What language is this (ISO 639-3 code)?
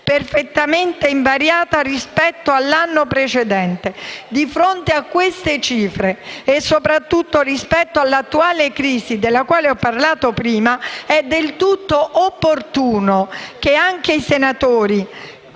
ita